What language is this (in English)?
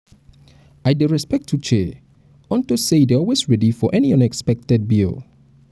Nigerian Pidgin